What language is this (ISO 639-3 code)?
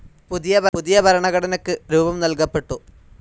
mal